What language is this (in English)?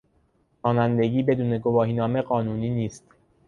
Persian